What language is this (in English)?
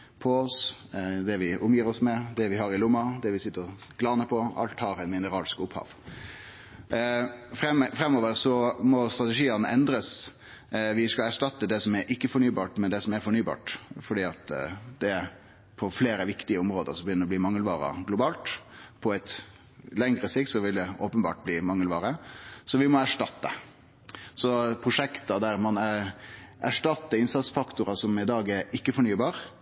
Norwegian Nynorsk